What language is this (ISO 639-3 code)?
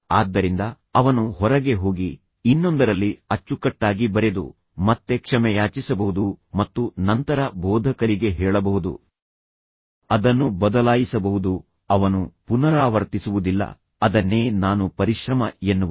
kan